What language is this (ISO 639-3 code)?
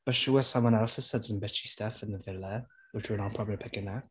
eng